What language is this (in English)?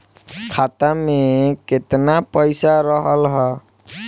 Bhojpuri